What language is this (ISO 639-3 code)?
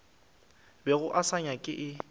nso